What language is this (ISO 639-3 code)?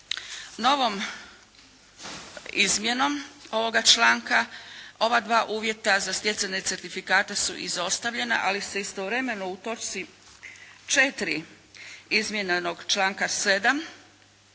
hrv